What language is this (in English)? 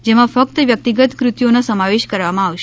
Gujarati